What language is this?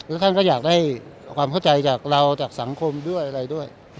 Thai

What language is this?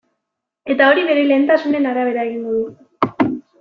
Basque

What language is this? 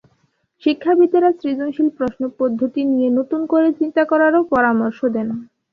Bangla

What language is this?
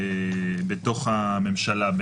Hebrew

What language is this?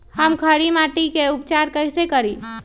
Magahi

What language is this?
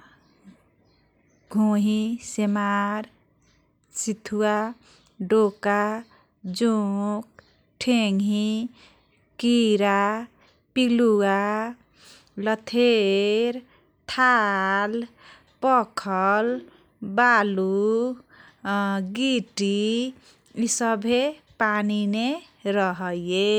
Kochila Tharu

